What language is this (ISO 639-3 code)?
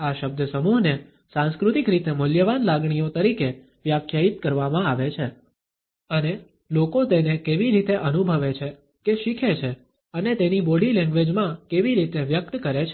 guj